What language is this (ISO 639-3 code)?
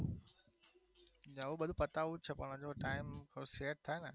guj